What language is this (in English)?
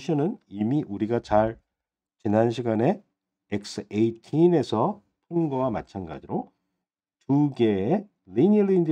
Korean